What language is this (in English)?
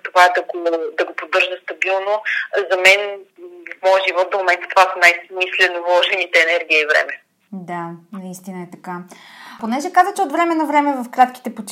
Bulgarian